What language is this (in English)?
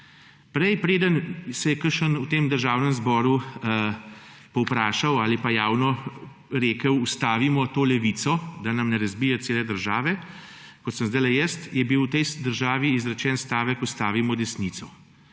Slovenian